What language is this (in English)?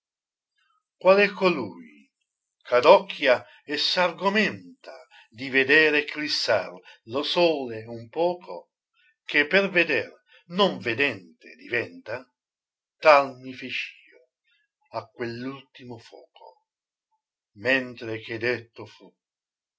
Italian